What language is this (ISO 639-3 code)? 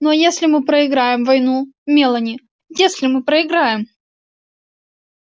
rus